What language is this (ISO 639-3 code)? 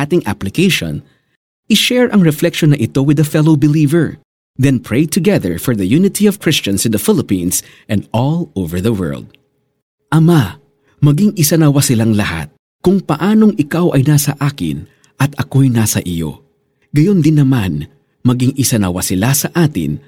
fil